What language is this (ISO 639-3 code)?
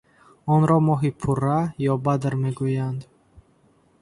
tgk